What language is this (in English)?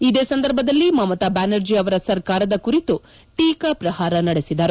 Kannada